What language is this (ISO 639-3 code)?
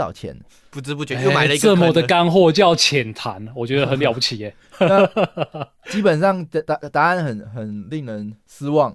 zho